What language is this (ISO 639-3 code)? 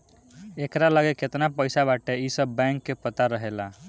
bho